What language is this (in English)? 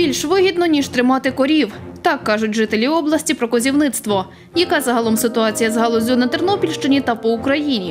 Ukrainian